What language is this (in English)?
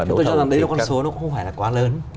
Vietnamese